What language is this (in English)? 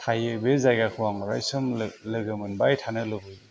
Bodo